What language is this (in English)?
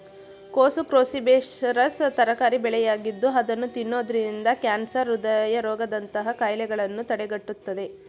Kannada